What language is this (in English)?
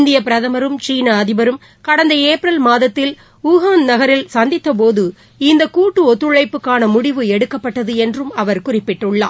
Tamil